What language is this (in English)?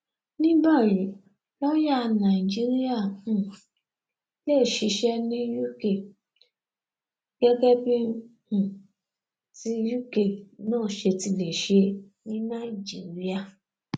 Yoruba